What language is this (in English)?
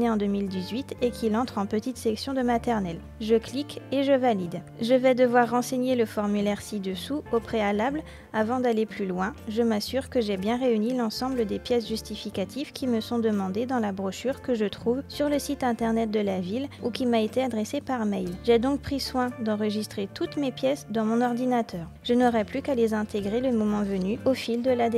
French